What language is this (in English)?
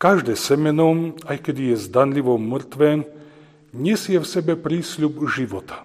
Slovak